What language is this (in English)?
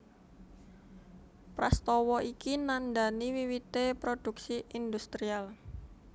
Javanese